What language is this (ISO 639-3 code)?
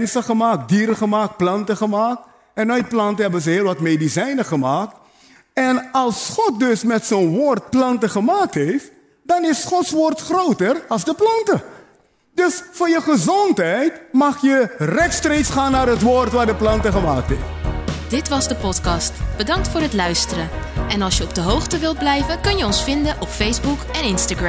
nld